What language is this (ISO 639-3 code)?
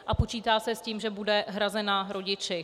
ces